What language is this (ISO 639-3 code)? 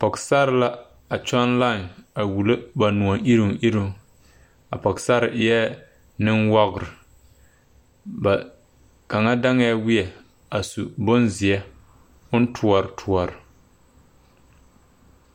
dga